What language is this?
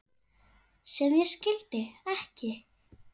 Icelandic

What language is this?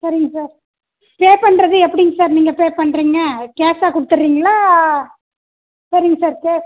Tamil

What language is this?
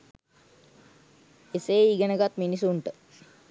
Sinhala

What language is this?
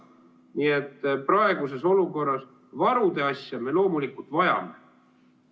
Estonian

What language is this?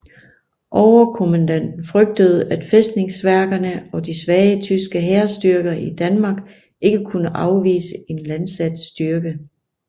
Danish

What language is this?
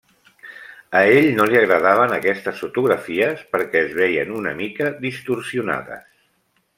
Catalan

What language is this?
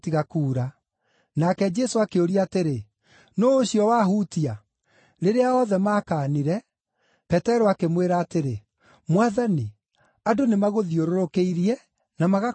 Kikuyu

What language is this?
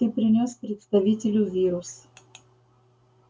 Russian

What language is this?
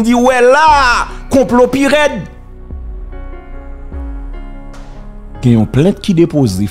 French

